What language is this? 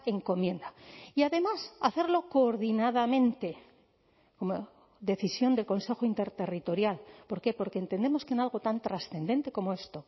Spanish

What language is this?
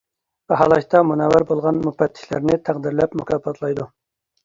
Uyghur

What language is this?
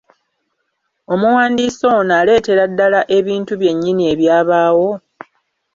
Ganda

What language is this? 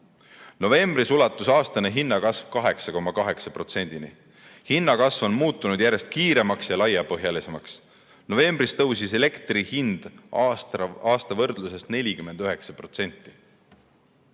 Estonian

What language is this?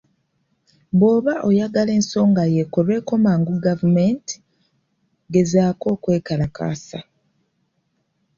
Ganda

